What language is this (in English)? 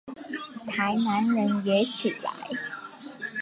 Chinese